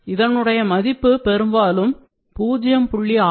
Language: Tamil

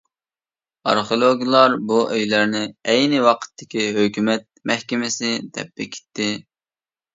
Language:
Uyghur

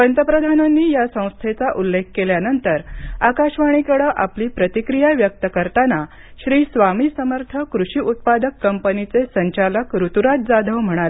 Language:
Marathi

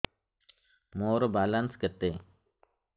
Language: Odia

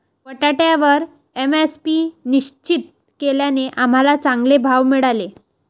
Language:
Marathi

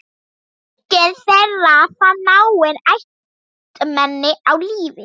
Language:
Icelandic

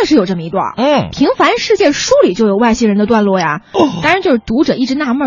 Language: Chinese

